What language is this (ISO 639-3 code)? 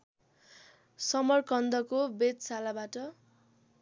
nep